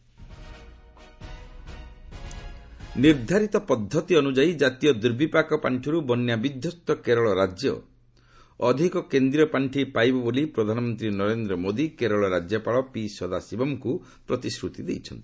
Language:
Odia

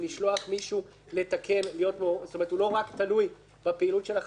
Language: Hebrew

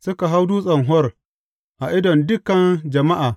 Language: Hausa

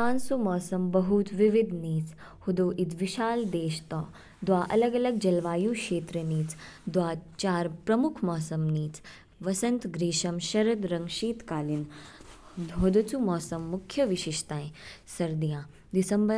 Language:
Kinnauri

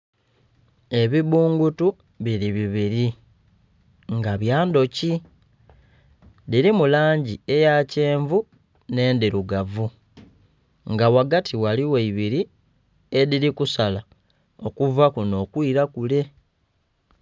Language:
Soga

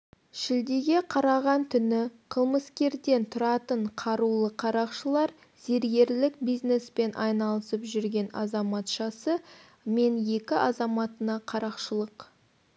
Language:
Kazakh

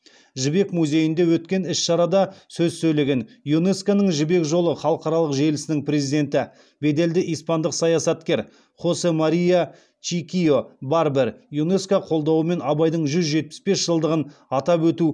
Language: Kazakh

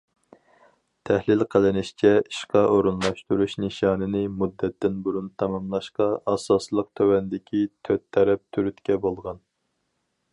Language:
Uyghur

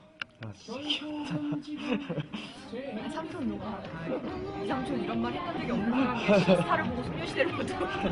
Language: Korean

